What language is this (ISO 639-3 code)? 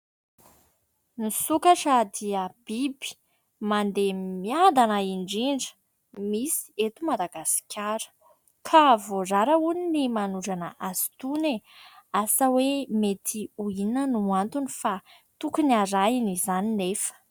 mlg